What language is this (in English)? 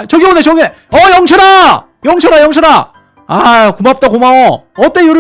Korean